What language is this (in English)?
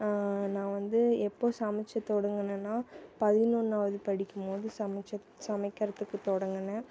Tamil